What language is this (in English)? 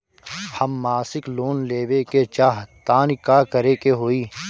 Bhojpuri